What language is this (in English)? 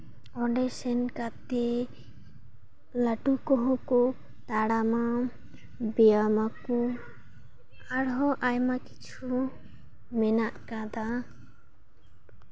Santali